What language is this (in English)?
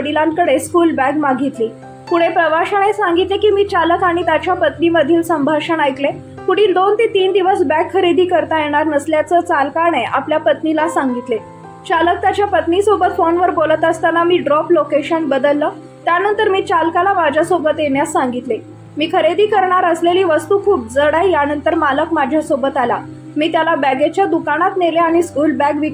Marathi